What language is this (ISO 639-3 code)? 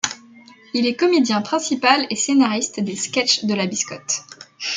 fra